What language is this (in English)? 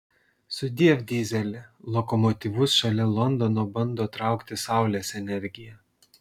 Lithuanian